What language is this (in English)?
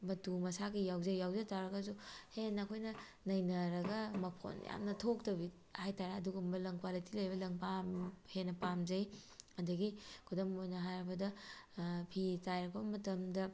Manipuri